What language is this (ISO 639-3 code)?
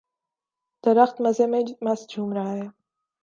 urd